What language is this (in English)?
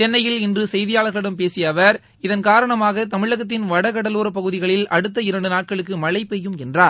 Tamil